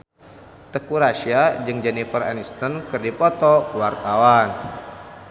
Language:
Sundanese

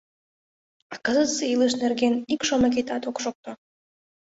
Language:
Mari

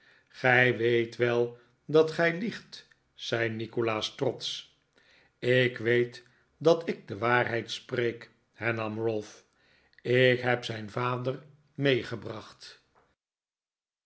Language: Dutch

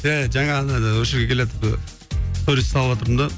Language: Kazakh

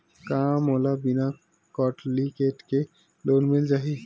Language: Chhattisgarhi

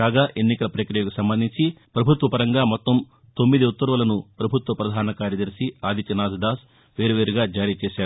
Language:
Telugu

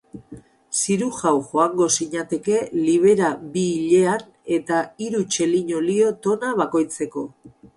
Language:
Basque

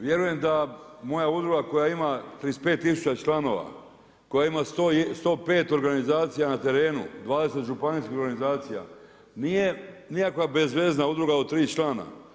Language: Croatian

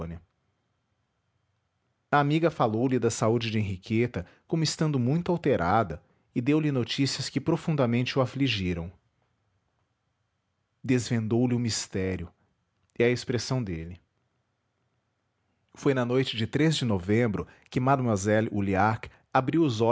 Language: Portuguese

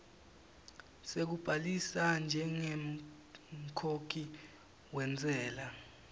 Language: Swati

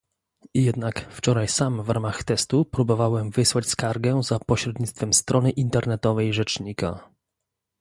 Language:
Polish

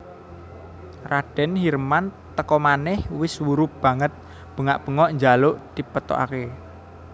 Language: Javanese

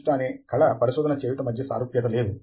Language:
Telugu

